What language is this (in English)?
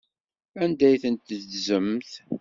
Kabyle